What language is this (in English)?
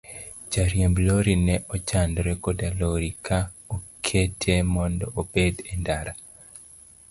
Luo (Kenya and Tanzania)